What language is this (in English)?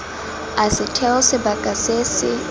Tswana